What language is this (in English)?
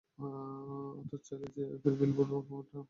Bangla